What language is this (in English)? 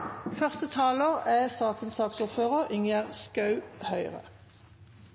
Norwegian Nynorsk